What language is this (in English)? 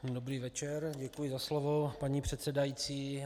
Czech